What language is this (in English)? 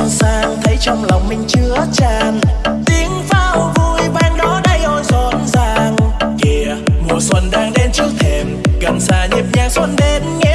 Vietnamese